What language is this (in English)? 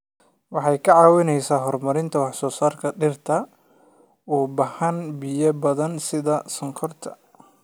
Somali